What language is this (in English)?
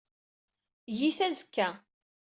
Kabyle